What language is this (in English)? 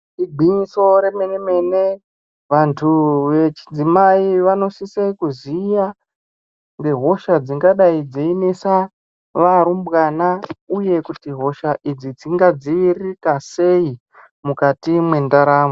Ndau